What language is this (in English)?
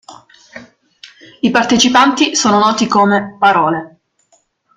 Italian